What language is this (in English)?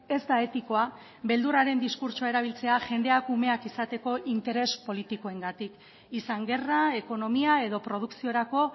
Basque